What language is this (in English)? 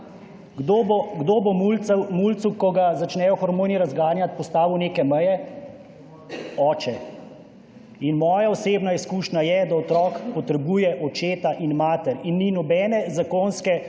Slovenian